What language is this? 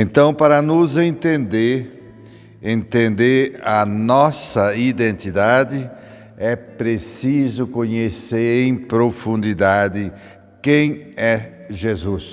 Portuguese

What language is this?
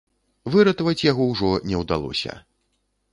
Belarusian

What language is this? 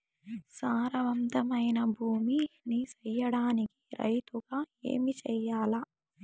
Telugu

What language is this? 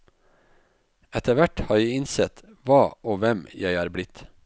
Norwegian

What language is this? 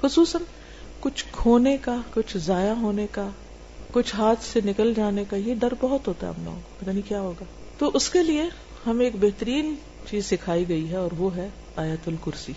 Urdu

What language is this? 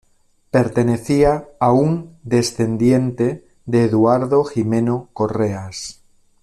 Spanish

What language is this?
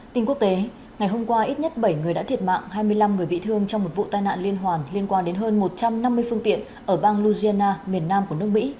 Vietnamese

